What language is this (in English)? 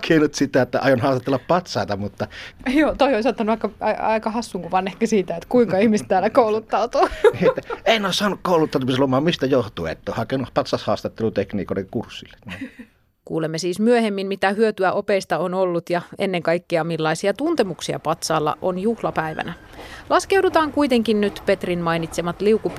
Finnish